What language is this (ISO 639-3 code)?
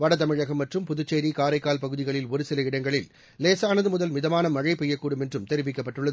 tam